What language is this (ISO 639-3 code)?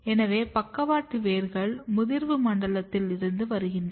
tam